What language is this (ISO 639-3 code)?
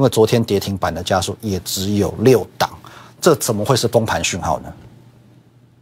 zho